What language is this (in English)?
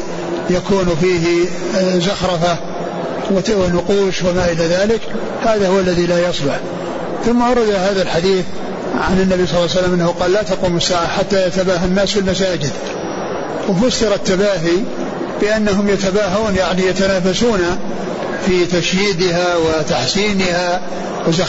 Arabic